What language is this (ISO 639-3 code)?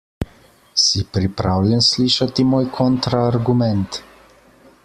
slv